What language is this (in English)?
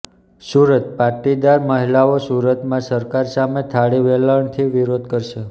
Gujarati